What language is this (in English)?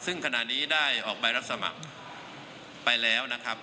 Thai